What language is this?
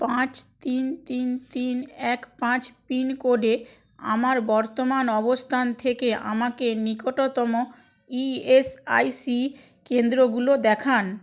Bangla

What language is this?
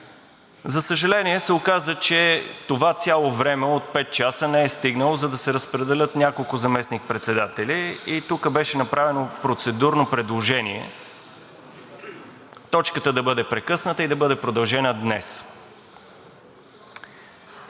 Bulgarian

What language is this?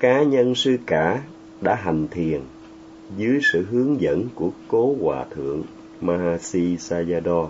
Vietnamese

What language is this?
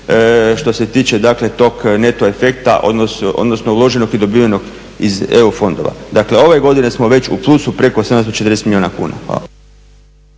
Croatian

